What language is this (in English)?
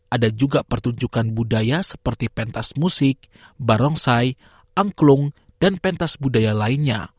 Indonesian